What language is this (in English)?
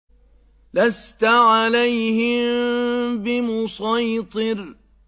Arabic